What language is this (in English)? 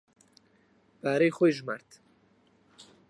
Central Kurdish